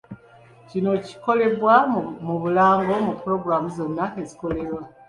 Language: Ganda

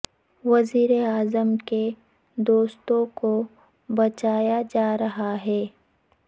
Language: Urdu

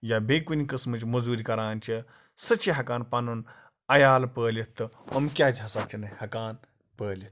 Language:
Kashmiri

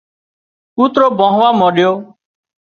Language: Wadiyara Koli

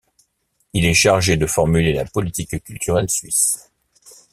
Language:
French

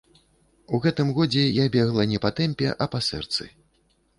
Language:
Belarusian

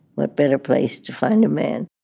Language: English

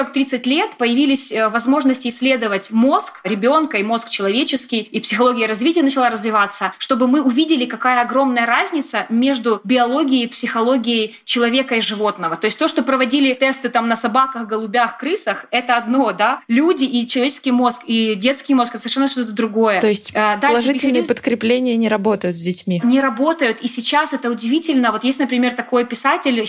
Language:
Russian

